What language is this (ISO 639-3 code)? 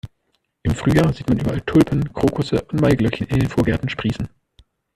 deu